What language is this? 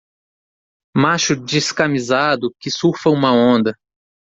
Portuguese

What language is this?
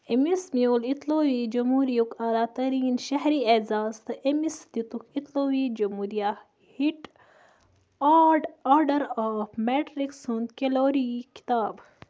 Kashmiri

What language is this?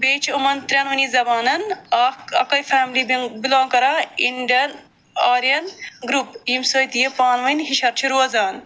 Kashmiri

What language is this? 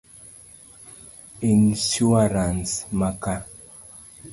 Luo (Kenya and Tanzania)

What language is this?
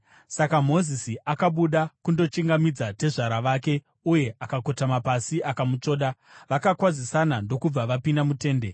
Shona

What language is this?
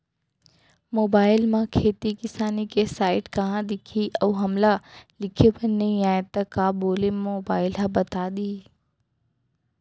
Chhattisgarhi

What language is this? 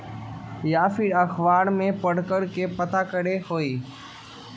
Magahi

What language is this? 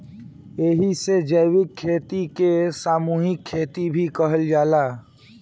Bhojpuri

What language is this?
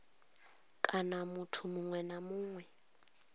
Venda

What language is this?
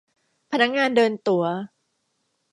Thai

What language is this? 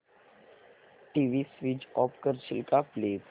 Marathi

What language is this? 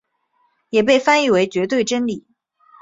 Chinese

